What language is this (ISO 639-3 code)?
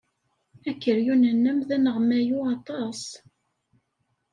kab